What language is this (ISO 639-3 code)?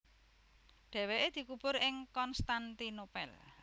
jav